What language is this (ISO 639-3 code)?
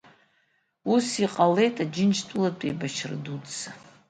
abk